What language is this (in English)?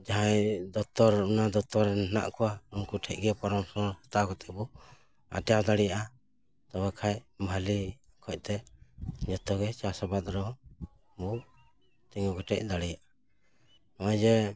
Santali